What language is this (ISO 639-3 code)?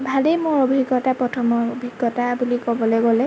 asm